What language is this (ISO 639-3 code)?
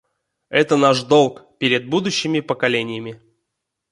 rus